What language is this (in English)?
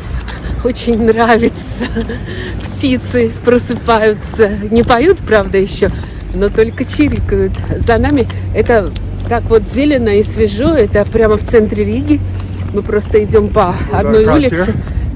Russian